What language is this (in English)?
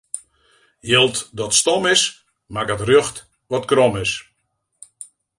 Western Frisian